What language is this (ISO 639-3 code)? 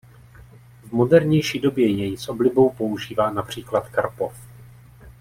ces